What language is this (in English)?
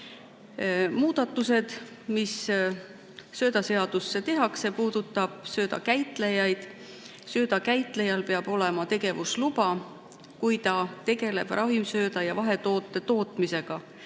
Estonian